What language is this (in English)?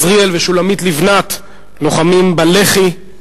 Hebrew